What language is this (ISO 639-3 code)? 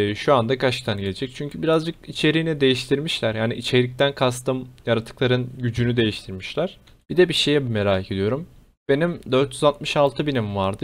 tur